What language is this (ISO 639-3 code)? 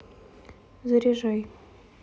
rus